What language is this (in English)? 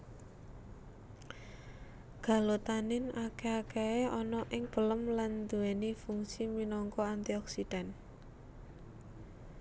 Javanese